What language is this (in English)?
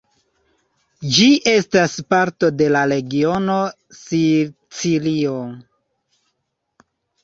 Esperanto